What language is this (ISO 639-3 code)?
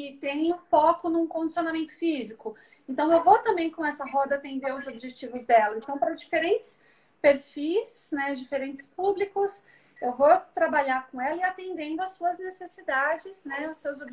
por